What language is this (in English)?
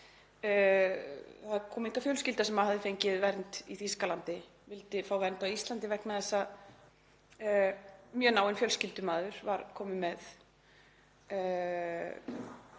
Icelandic